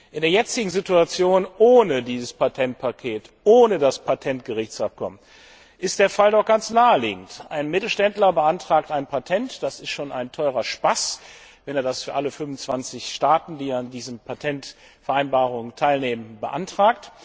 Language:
German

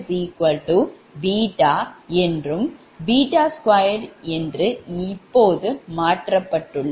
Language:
Tamil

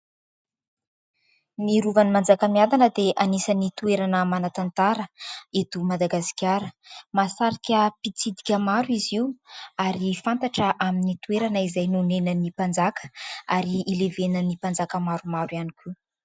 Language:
Malagasy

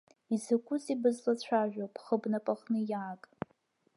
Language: Abkhazian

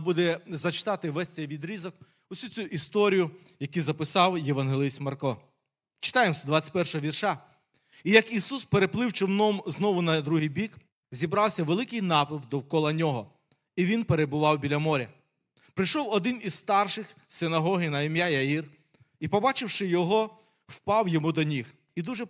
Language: Ukrainian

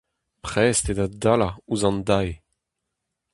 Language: Breton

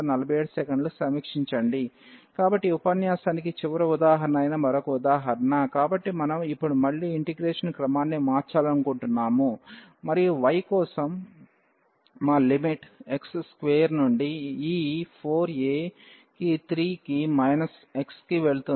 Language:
Telugu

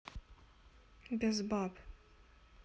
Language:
Russian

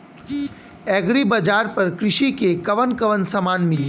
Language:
Bhojpuri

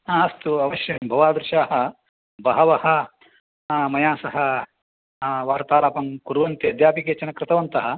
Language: Sanskrit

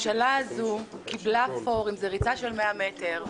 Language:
Hebrew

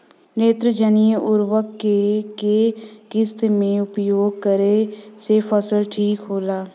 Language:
Bhojpuri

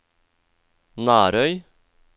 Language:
Norwegian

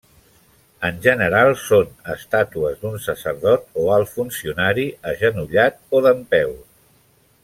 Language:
Catalan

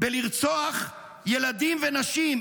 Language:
Hebrew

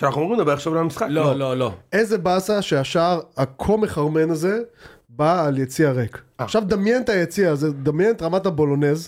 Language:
Hebrew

